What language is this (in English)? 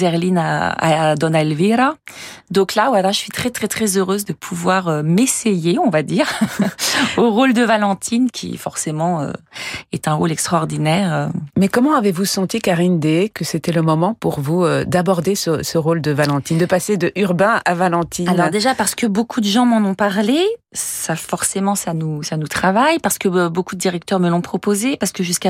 French